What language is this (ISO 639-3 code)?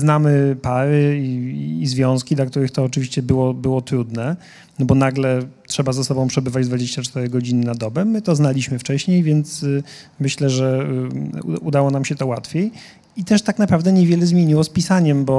pol